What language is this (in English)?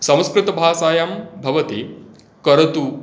Sanskrit